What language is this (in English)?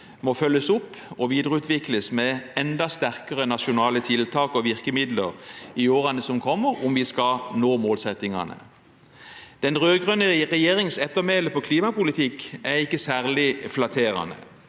Norwegian